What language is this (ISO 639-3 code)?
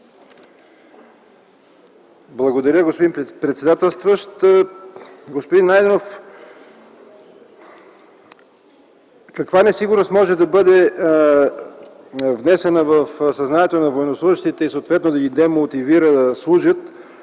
bul